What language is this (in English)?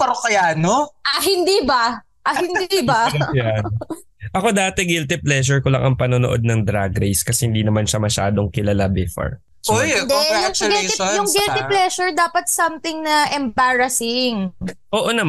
Filipino